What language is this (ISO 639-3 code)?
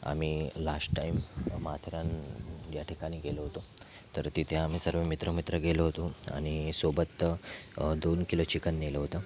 mar